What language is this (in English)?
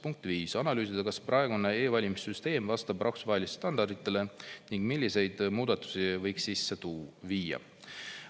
Estonian